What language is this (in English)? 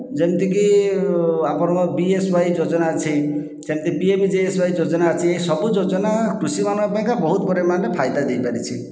Odia